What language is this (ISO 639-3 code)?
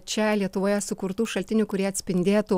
lit